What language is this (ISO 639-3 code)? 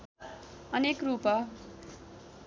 nep